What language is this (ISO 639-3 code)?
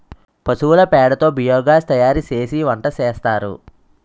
tel